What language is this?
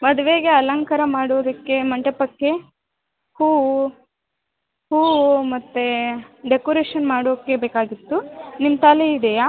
Kannada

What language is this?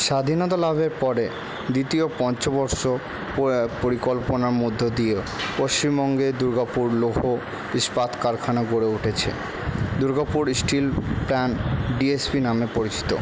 Bangla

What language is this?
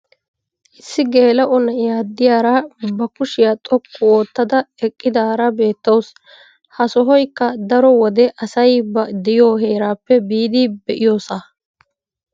Wolaytta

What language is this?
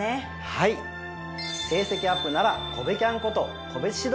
Japanese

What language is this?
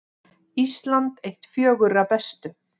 Icelandic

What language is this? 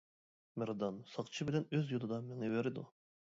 Uyghur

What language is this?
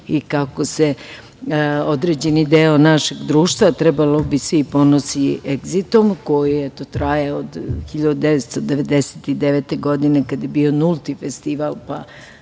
Serbian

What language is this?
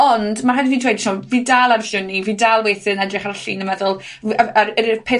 Welsh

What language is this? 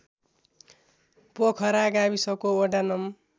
Nepali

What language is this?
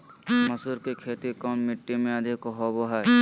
Magahi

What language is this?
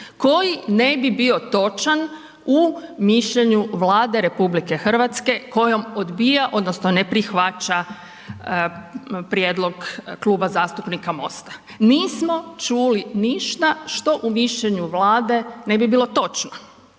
Croatian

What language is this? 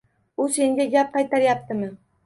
Uzbek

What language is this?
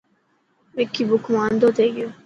Dhatki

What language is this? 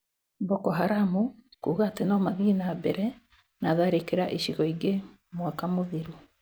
Kikuyu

